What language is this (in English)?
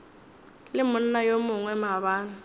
Northern Sotho